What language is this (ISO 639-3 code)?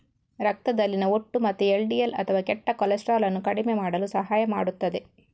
kan